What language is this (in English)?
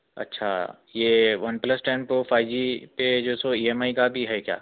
Urdu